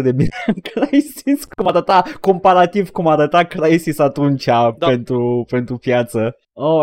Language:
Romanian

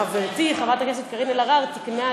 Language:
Hebrew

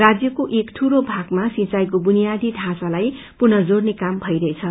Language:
Nepali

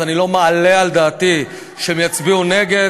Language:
Hebrew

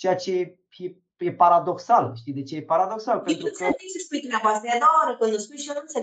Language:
Romanian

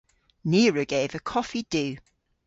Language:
Cornish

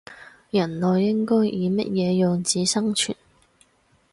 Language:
Cantonese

